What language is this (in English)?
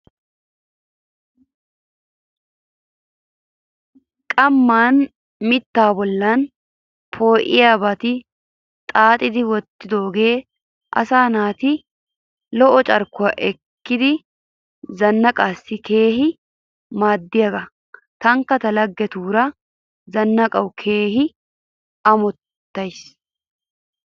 Wolaytta